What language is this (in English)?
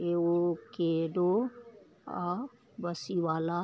Maithili